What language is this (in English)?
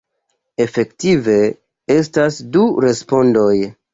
Esperanto